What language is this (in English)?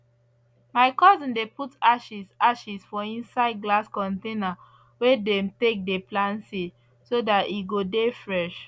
Nigerian Pidgin